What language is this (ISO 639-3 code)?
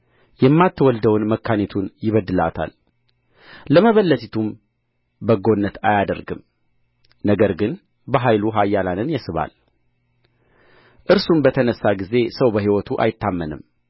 amh